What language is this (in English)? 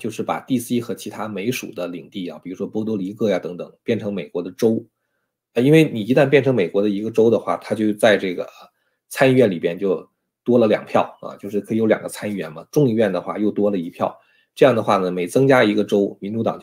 Chinese